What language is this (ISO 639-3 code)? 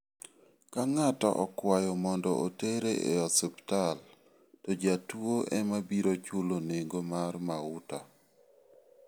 luo